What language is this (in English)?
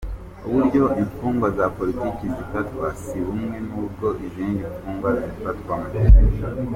Kinyarwanda